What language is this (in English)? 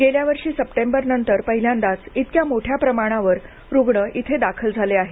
Marathi